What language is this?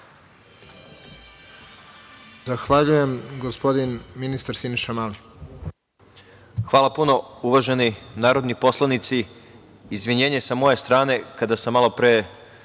Serbian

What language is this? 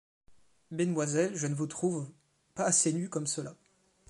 French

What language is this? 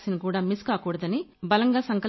Telugu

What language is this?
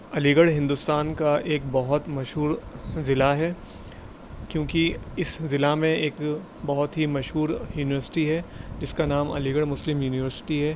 Urdu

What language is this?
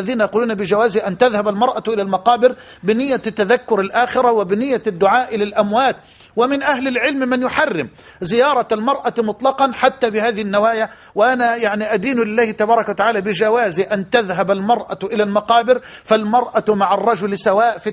Arabic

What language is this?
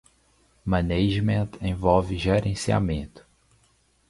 Portuguese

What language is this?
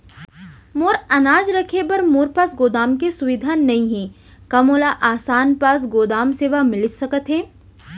Chhattisgarhi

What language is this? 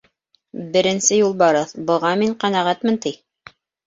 Bashkir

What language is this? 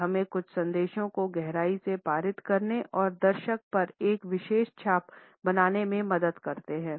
Hindi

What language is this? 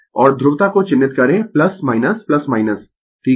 Hindi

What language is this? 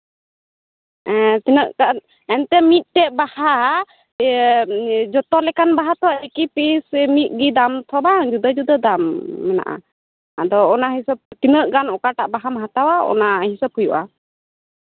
Santali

